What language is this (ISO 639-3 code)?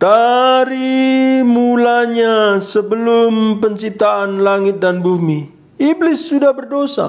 ind